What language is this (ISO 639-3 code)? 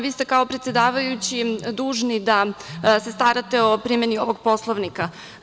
srp